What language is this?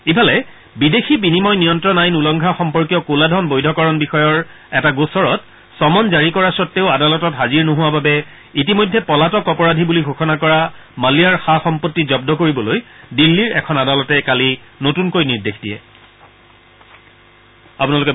Assamese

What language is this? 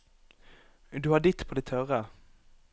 Norwegian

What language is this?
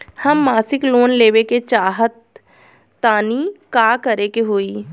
Bhojpuri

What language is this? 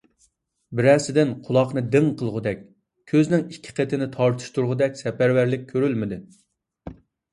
Uyghur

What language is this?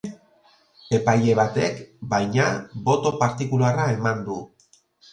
Basque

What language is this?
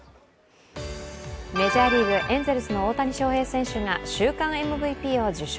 Japanese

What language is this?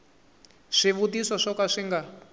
Tsonga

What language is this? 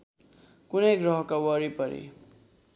Nepali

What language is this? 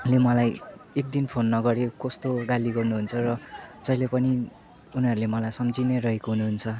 Nepali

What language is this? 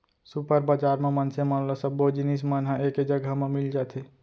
Chhattisgarhi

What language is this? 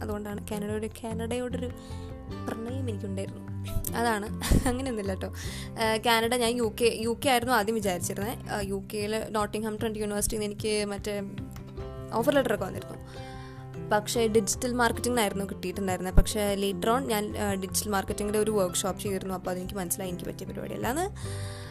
Malayalam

